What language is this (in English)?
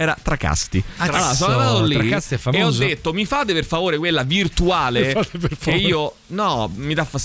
Italian